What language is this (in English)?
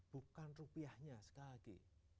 Indonesian